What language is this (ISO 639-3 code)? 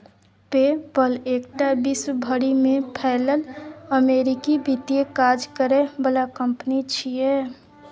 mai